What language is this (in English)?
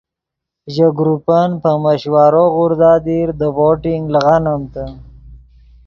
Yidgha